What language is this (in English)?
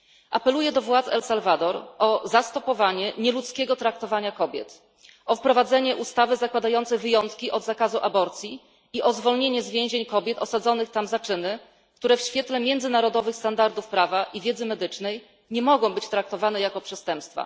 Polish